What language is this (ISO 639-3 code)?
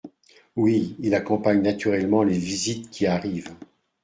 fra